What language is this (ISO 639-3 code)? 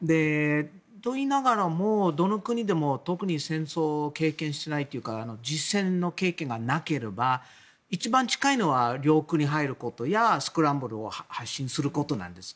jpn